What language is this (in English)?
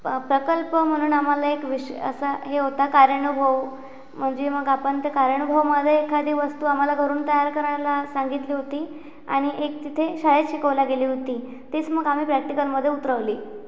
Marathi